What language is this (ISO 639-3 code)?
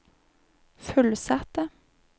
nor